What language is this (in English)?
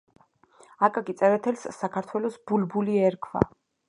Georgian